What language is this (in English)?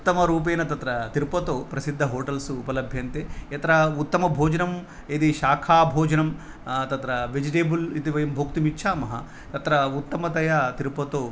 Sanskrit